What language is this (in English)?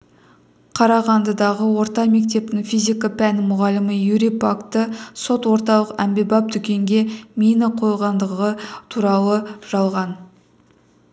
Kazakh